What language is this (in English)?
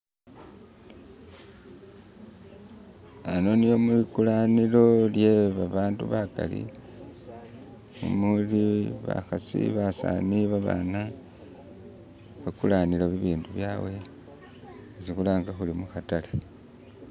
Masaaba